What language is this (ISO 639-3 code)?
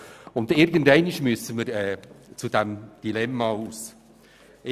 gsw